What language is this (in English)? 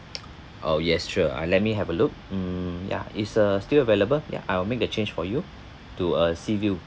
English